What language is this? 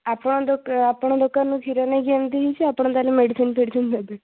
Odia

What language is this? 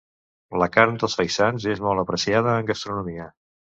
Catalan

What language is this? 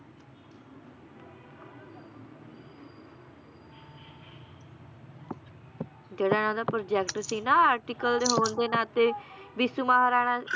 Punjabi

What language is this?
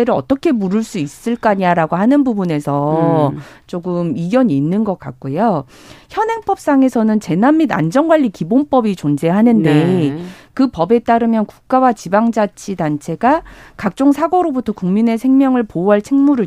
Korean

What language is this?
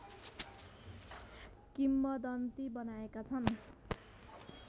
Nepali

